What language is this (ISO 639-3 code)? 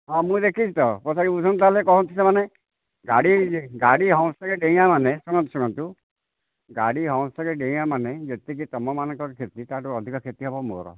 ori